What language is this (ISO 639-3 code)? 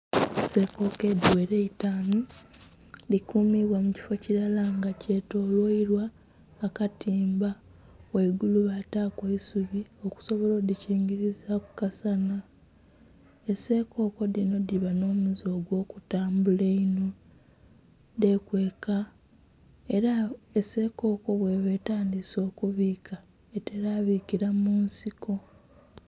xog